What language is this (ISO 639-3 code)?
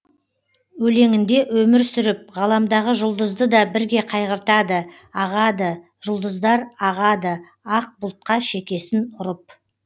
kaz